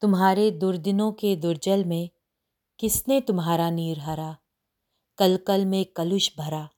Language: Hindi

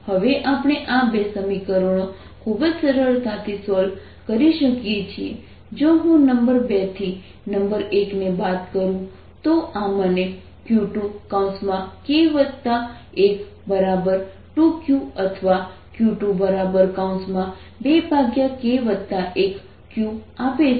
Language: Gujarati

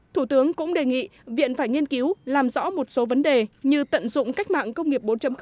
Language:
Vietnamese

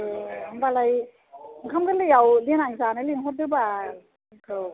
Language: Bodo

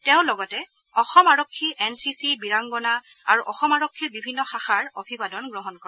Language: Assamese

